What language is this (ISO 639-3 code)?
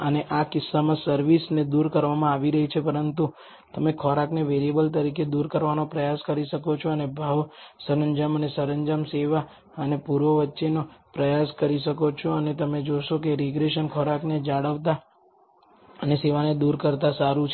guj